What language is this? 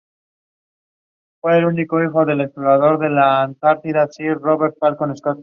Spanish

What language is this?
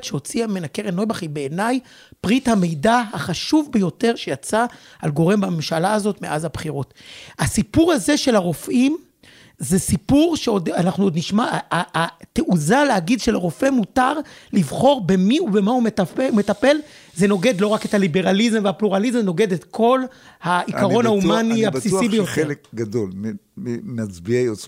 Hebrew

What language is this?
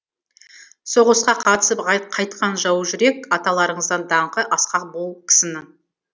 Kazakh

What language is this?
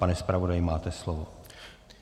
Czech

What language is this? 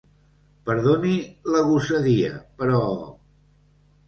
Catalan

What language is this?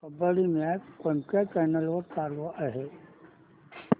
Marathi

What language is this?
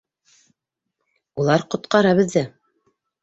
Bashkir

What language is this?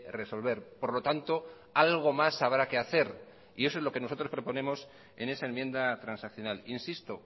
Spanish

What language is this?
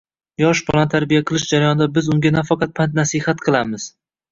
Uzbek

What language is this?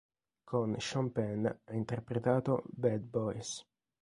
Italian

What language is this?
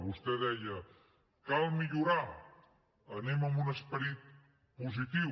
Catalan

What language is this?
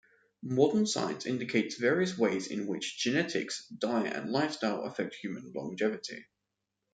English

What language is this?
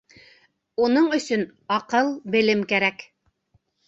Bashkir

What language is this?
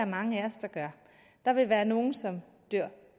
Danish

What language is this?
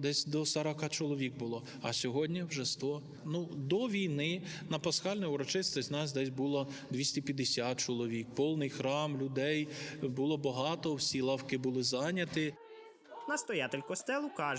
Ukrainian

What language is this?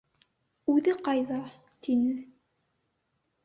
Bashkir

